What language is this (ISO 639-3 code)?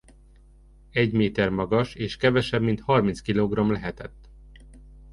hun